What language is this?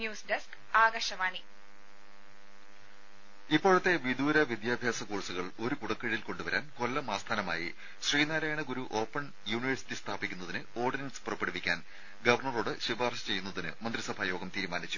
Malayalam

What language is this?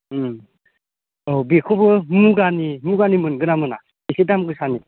Bodo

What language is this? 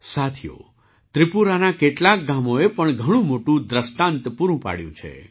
Gujarati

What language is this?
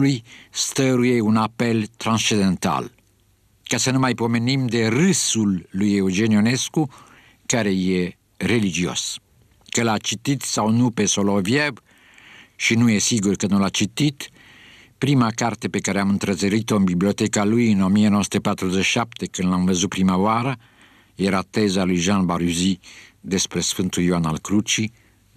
Romanian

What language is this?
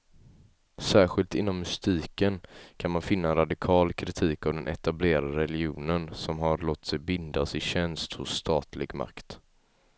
Swedish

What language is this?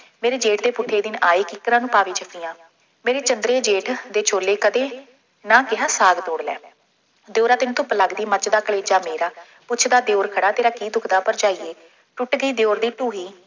Punjabi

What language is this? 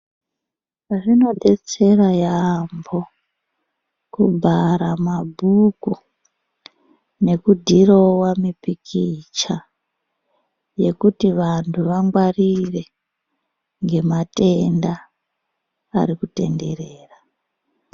Ndau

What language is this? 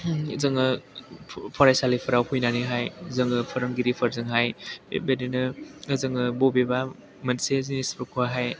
Bodo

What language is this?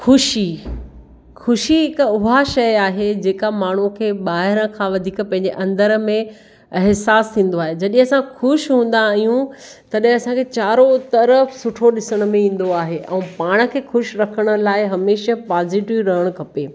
Sindhi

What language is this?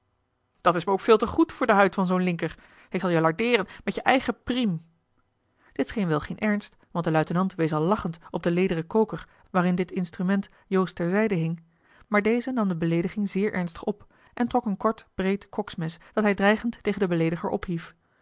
Dutch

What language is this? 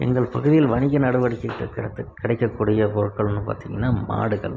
Tamil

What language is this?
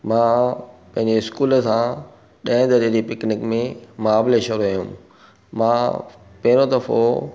Sindhi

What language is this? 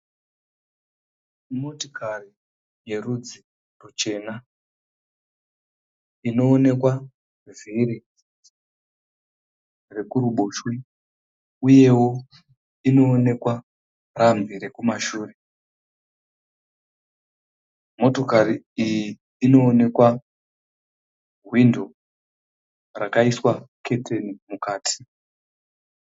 Shona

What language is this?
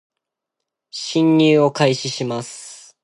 Japanese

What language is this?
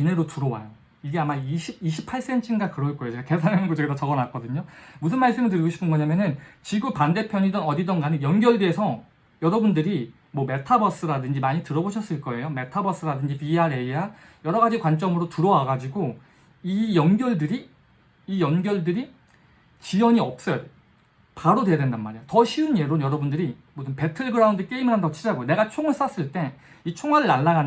Korean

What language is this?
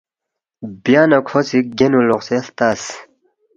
Balti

